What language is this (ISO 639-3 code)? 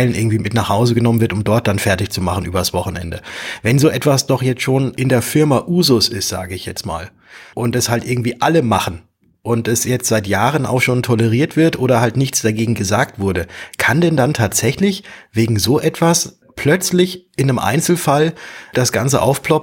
deu